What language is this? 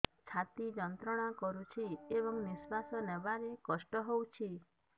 Odia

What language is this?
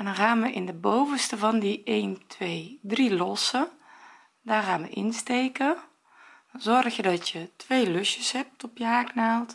Dutch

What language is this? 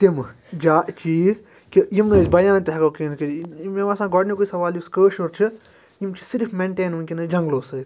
Kashmiri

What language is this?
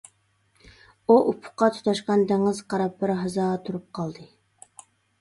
Uyghur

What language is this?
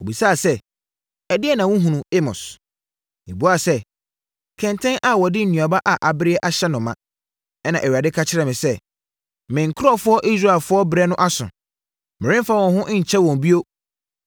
Akan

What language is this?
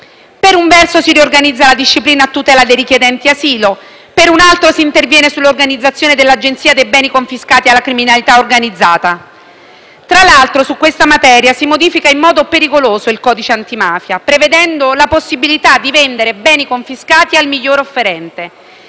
Italian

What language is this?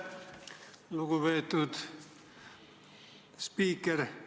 Estonian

